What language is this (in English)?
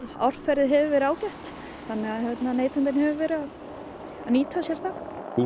Icelandic